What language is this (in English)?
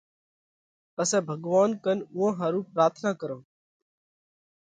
Parkari Koli